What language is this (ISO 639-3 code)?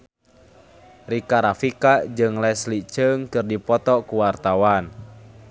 sun